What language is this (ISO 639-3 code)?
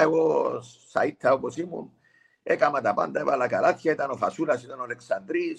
ell